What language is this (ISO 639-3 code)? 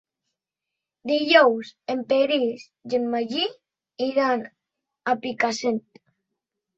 cat